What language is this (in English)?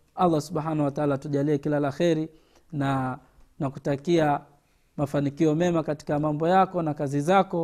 Swahili